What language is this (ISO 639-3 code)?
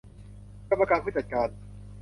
tha